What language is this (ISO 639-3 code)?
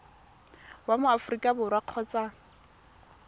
tsn